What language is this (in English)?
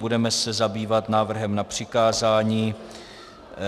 Czech